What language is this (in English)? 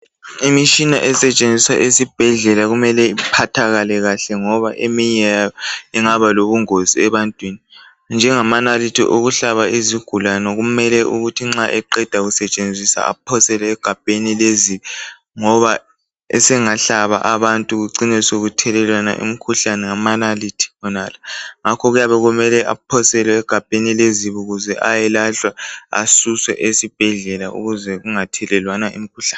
North Ndebele